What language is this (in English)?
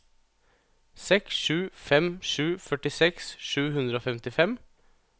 Norwegian